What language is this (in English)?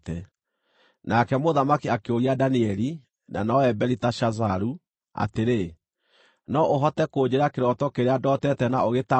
Kikuyu